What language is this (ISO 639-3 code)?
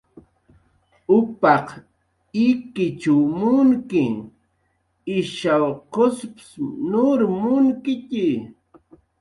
jqr